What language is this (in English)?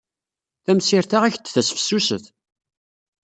Kabyle